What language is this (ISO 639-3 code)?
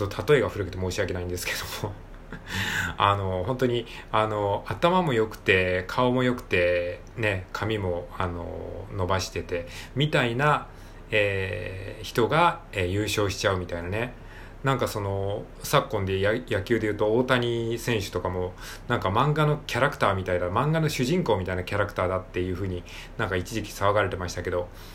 jpn